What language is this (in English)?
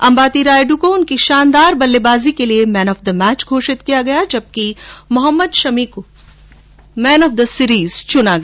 Hindi